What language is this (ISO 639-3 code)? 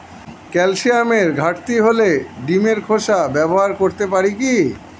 ben